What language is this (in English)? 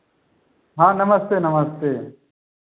Hindi